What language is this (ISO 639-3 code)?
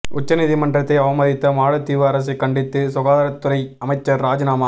tam